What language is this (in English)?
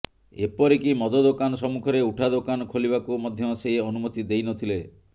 Odia